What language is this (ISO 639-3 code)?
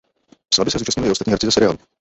ces